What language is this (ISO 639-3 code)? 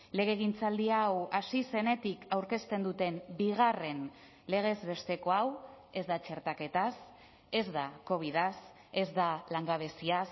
eus